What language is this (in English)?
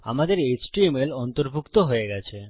Bangla